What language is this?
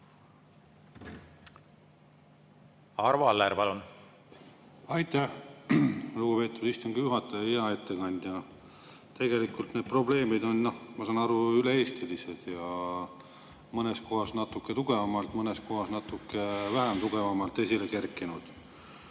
Estonian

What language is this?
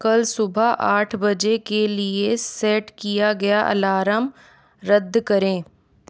Hindi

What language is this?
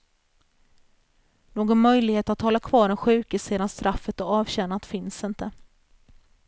Swedish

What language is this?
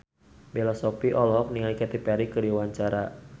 Sundanese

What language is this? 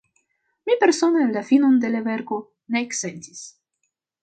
Esperanto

